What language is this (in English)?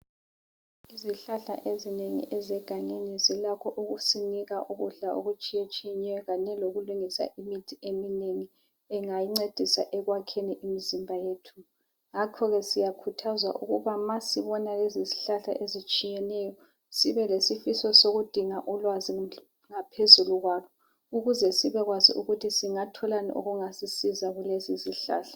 North Ndebele